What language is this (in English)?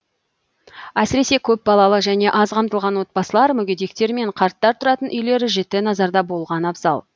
Kazakh